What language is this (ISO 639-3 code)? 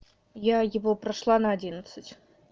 rus